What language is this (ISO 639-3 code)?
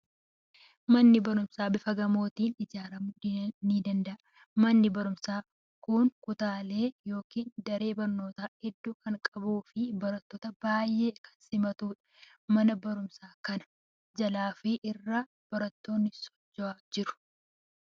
orm